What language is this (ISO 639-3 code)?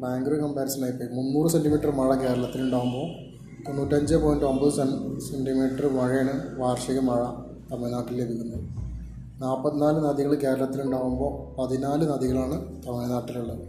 mal